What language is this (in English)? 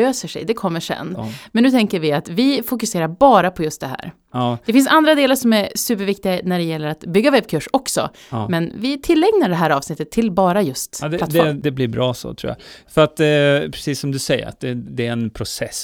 Swedish